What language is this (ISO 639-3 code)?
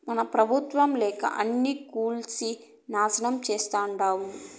tel